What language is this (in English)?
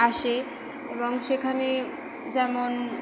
Bangla